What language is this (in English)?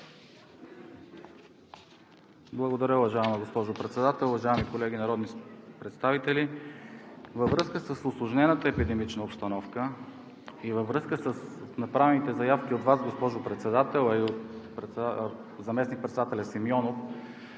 Bulgarian